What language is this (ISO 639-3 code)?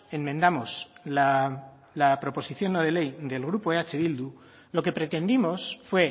spa